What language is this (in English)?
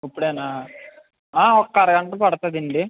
Telugu